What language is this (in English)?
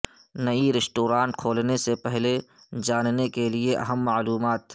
Urdu